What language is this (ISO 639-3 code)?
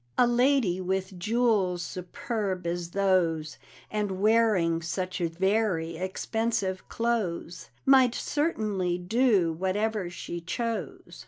eng